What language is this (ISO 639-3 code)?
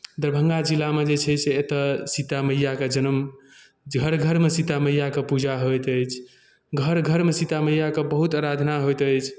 mai